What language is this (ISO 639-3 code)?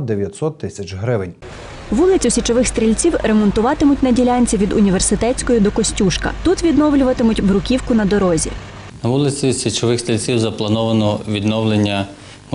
ukr